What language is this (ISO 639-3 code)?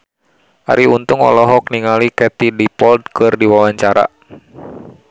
sun